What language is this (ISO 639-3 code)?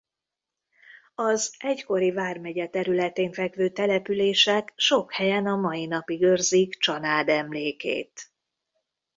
hun